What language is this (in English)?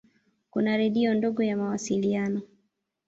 Swahili